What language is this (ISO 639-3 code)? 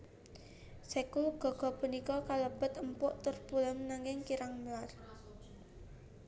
jav